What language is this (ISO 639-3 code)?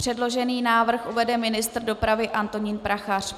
ces